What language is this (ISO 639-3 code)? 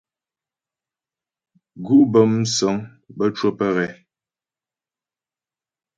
bbj